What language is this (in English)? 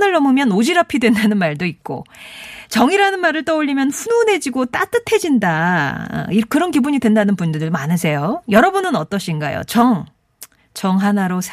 Korean